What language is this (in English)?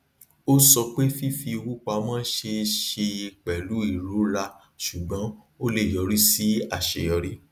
Yoruba